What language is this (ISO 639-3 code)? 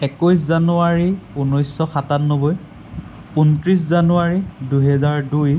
asm